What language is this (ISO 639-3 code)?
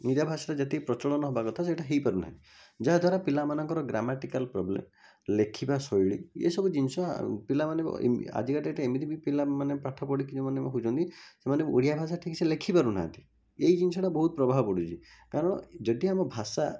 ori